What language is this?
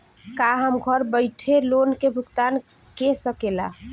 Bhojpuri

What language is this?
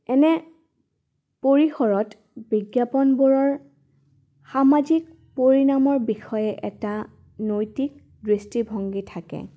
Assamese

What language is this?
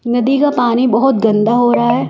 Hindi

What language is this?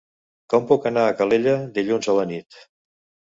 Catalan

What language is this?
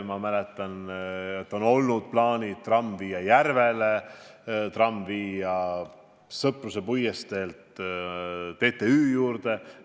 Estonian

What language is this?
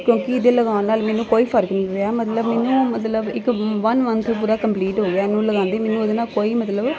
Punjabi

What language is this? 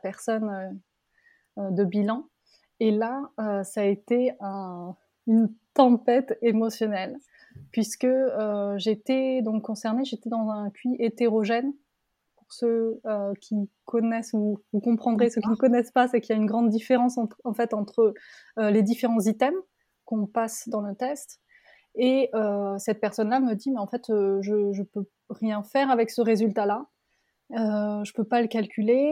French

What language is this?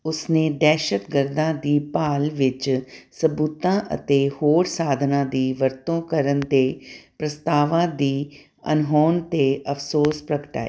Punjabi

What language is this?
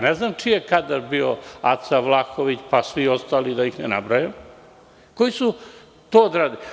Serbian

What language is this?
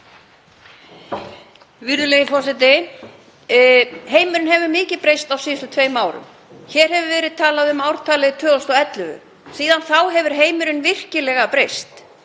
Icelandic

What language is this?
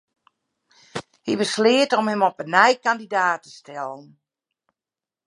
Western Frisian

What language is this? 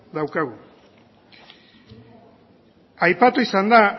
Basque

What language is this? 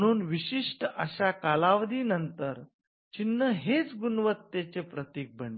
Marathi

